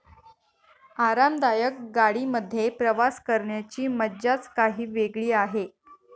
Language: Marathi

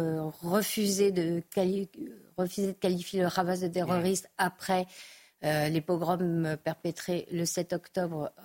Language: French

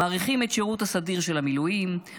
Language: Hebrew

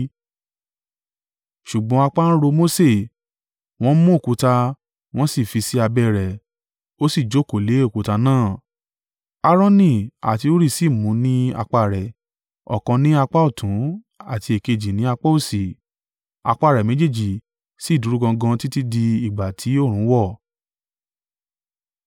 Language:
Yoruba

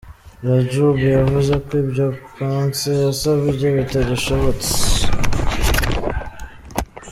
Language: Kinyarwanda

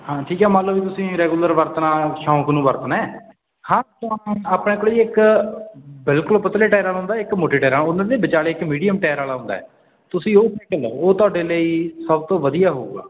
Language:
Punjabi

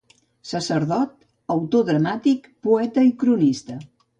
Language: Catalan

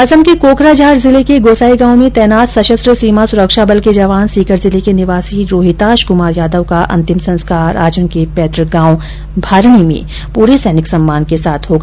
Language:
Hindi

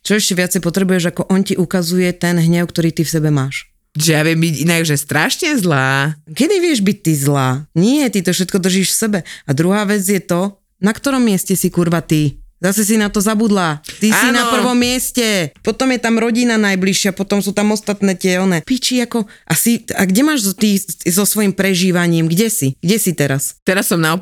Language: Slovak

